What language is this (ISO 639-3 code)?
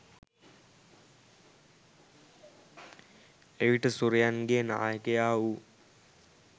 sin